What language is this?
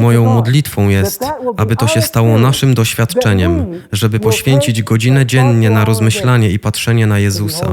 Polish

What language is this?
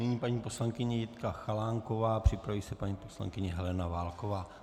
Czech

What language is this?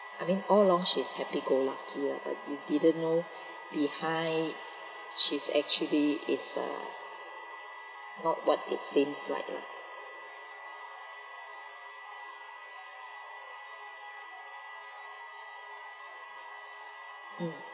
English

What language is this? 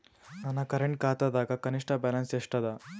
Kannada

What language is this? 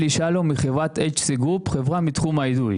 Hebrew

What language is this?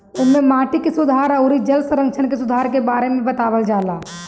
Bhojpuri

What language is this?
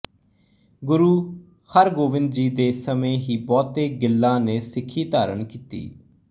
Punjabi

